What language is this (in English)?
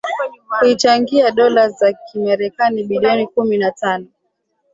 Swahili